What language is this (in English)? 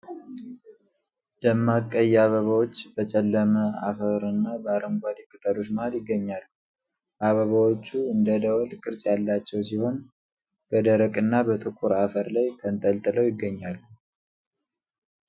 Amharic